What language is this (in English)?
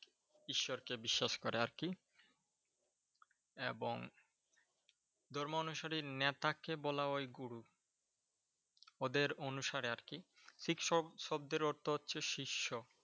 Bangla